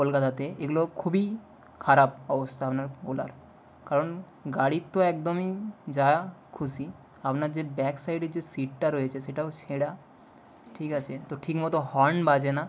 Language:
Bangla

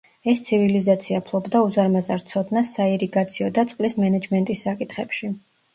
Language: Georgian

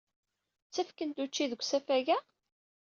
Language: Kabyle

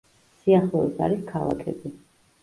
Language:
Georgian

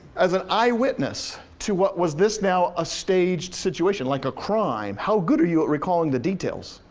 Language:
English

